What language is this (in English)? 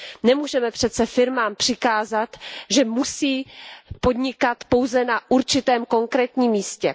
Czech